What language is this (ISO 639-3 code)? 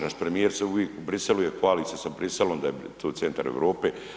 hrv